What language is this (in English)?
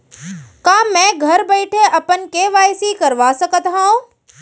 Chhattisgarhi